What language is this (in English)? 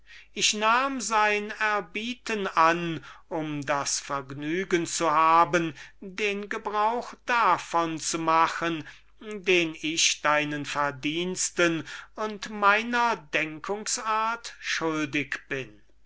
German